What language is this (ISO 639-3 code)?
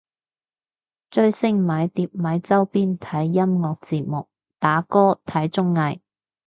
yue